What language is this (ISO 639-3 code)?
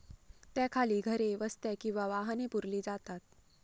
mar